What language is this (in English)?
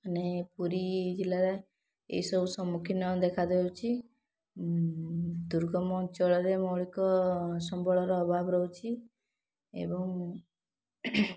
Odia